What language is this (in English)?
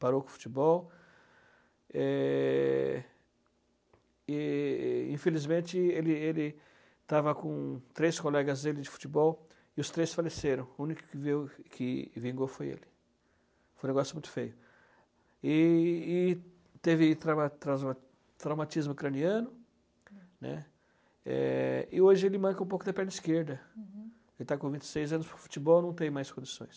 Portuguese